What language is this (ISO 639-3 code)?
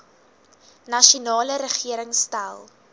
afr